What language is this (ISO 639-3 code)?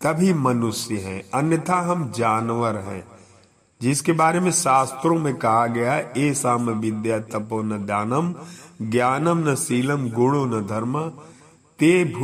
hin